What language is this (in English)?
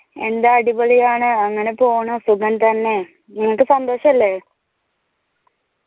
Malayalam